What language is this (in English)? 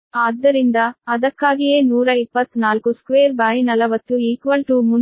Kannada